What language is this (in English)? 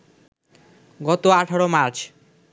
Bangla